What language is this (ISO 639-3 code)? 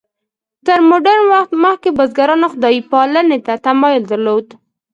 pus